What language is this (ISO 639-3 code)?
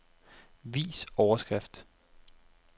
dan